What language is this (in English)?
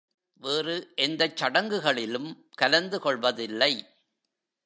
Tamil